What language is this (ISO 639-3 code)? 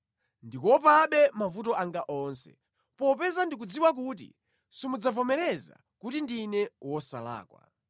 nya